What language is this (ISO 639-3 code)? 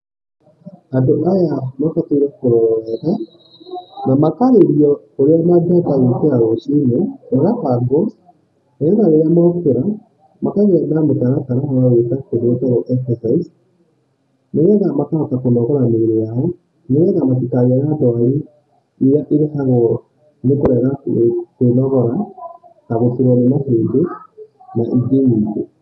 kik